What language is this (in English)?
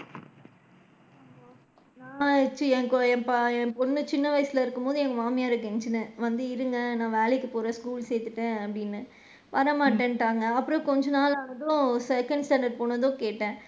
Tamil